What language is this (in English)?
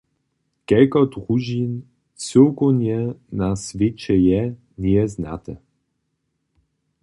Upper Sorbian